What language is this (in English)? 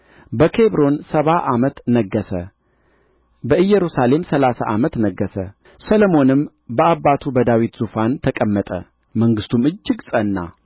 Amharic